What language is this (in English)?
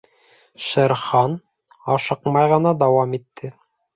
Bashkir